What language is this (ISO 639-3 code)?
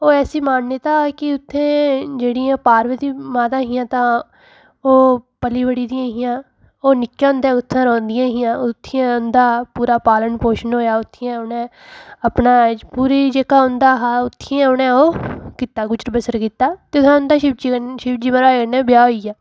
doi